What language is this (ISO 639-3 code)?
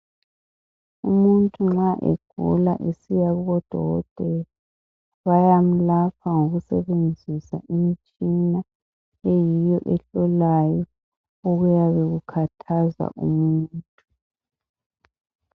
nde